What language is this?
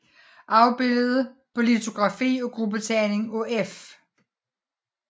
Danish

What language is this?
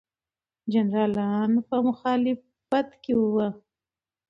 Pashto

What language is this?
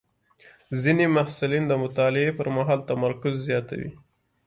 Pashto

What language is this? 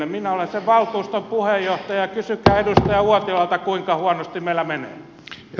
Finnish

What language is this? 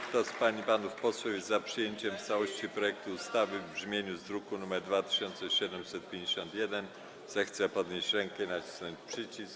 Polish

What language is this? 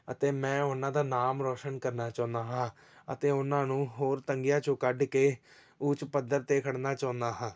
Punjabi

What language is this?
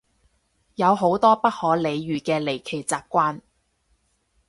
Cantonese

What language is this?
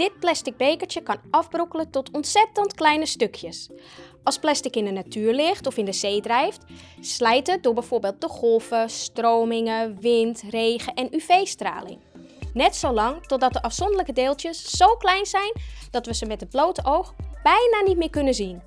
Dutch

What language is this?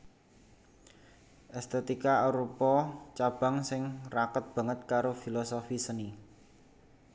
Javanese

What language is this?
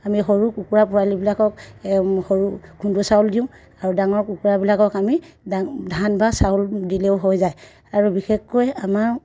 Assamese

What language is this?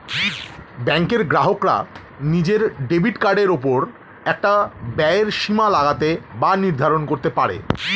Bangla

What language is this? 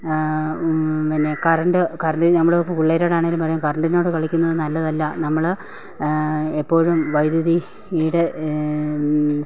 Malayalam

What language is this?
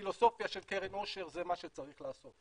Hebrew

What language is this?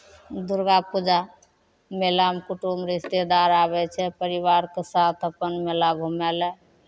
Maithili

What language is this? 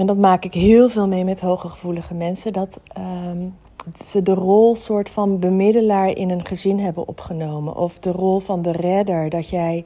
Dutch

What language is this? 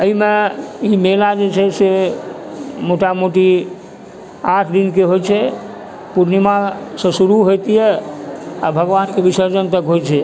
Maithili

